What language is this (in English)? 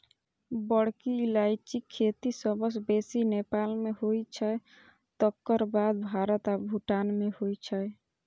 Maithili